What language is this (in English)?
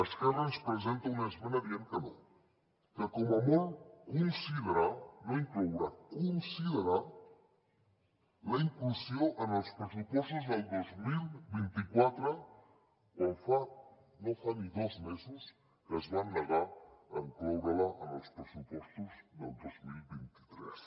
Catalan